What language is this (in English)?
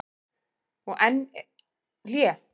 Icelandic